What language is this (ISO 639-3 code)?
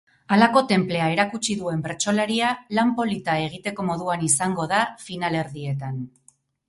eus